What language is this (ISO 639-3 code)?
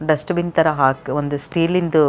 kan